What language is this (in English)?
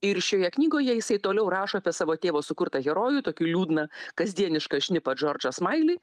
Lithuanian